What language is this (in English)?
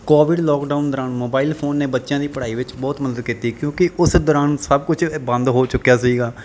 Punjabi